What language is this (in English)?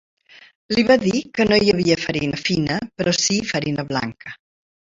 Catalan